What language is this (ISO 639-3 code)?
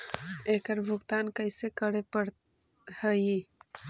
mag